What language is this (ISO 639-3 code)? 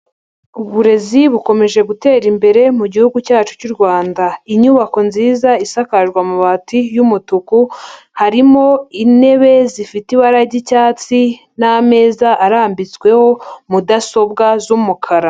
kin